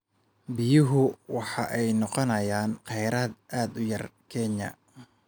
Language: Somali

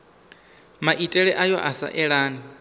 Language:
Venda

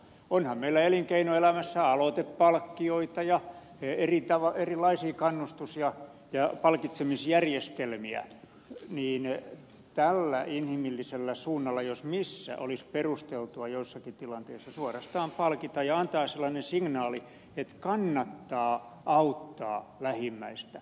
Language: Finnish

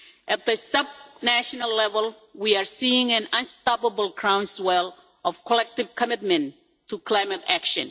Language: English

